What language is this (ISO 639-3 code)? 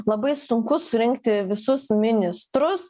lit